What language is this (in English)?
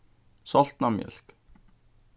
Faroese